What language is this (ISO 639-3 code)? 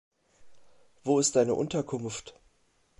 deu